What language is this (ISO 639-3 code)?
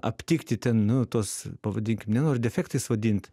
lit